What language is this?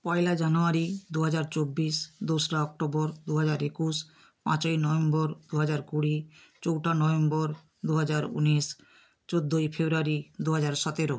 Bangla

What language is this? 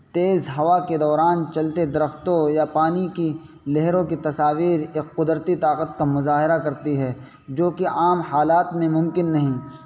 Urdu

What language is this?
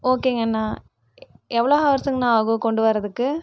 Tamil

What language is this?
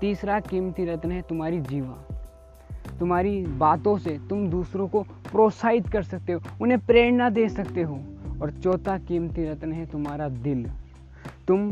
Hindi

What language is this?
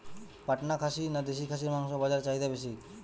Bangla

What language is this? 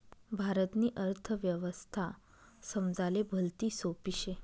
Marathi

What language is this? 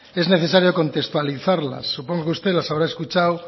Spanish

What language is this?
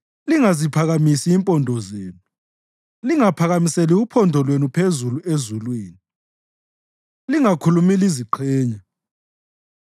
North Ndebele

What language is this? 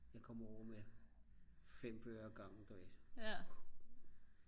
Danish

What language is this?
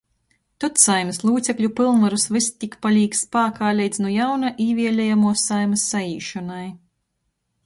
Latgalian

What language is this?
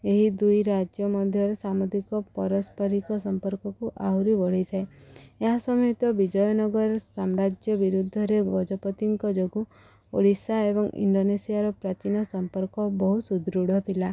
Odia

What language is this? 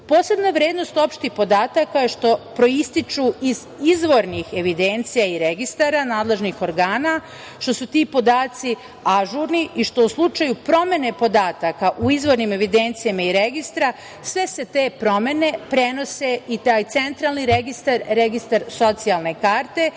Serbian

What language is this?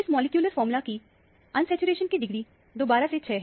Hindi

